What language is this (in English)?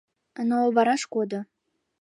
Mari